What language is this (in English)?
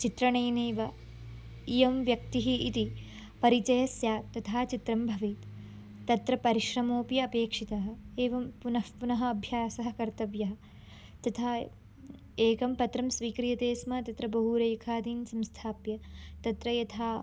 Sanskrit